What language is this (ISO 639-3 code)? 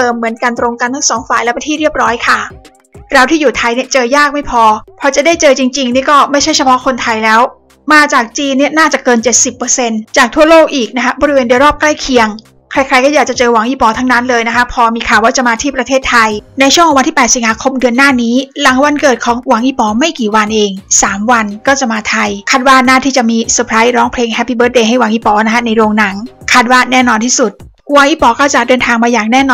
tha